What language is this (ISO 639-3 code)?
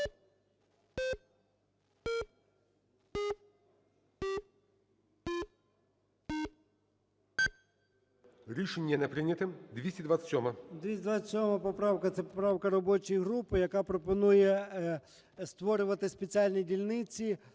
ukr